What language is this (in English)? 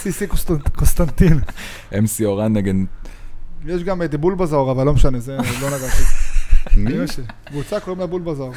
Hebrew